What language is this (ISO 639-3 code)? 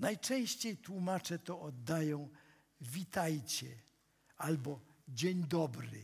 pol